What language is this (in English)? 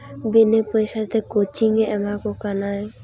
Santali